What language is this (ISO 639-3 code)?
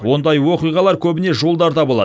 kaz